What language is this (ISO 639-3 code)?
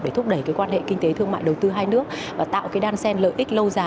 vie